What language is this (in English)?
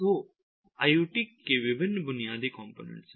Hindi